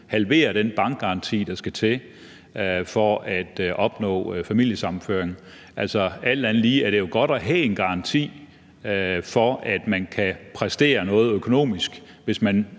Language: Danish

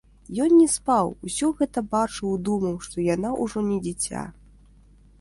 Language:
Belarusian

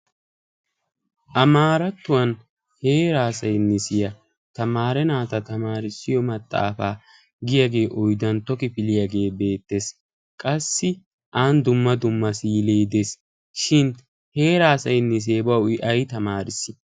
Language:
Wolaytta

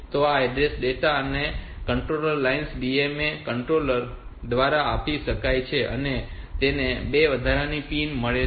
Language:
Gujarati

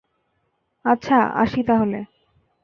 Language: Bangla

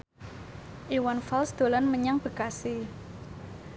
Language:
Javanese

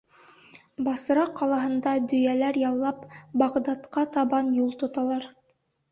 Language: Bashkir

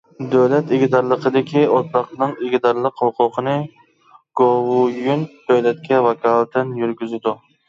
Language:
Uyghur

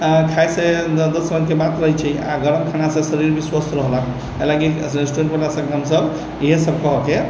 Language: Maithili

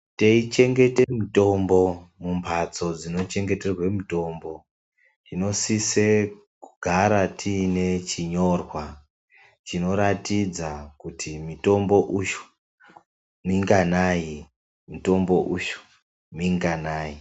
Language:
Ndau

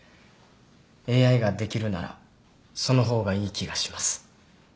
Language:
Japanese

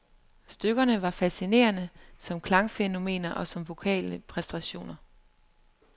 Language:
Danish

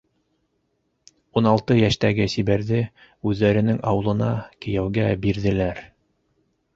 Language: Bashkir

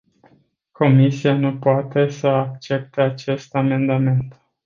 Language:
Romanian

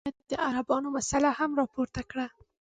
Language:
Pashto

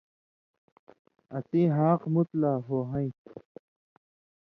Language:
Indus Kohistani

